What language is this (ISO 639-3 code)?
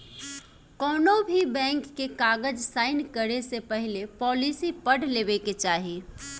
bho